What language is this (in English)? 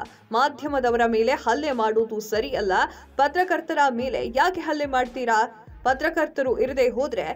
Kannada